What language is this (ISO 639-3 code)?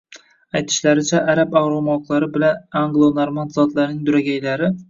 uzb